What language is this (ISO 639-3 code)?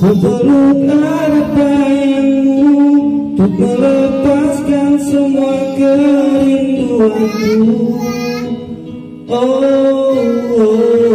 ind